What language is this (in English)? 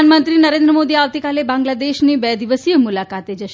Gujarati